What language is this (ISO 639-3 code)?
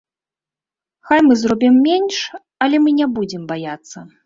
bel